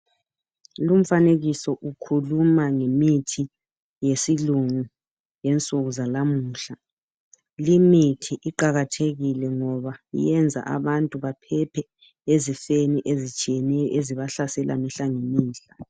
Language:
North Ndebele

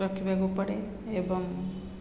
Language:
Odia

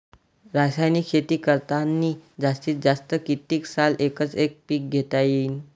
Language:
Marathi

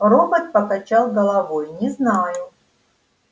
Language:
Russian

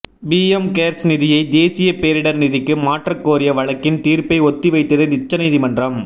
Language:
Tamil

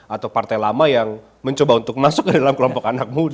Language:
Indonesian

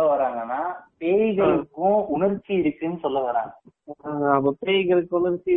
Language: Tamil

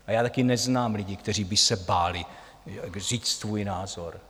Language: Czech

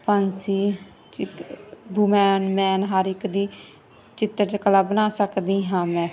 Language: Punjabi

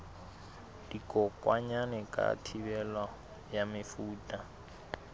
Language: Southern Sotho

